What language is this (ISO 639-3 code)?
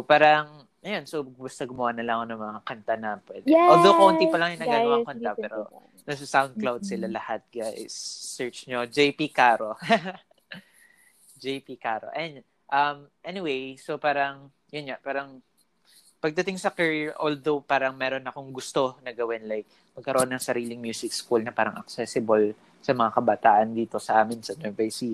fil